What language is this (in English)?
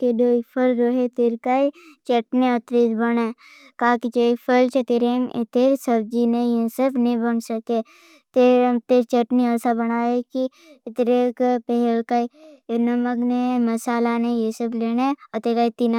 Bhili